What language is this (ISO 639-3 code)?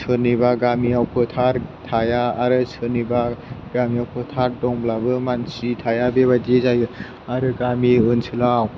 brx